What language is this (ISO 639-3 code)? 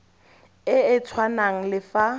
tsn